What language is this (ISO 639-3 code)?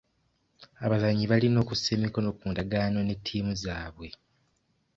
lug